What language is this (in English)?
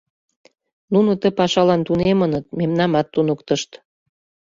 Mari